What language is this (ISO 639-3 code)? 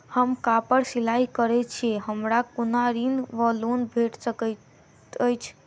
mai